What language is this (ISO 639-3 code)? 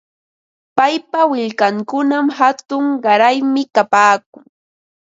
qva